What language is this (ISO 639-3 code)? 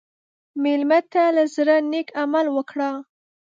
pus